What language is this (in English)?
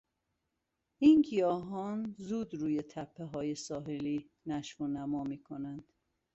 Persian